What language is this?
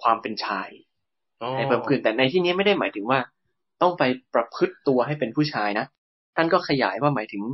Thai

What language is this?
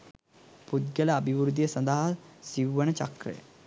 Sinhala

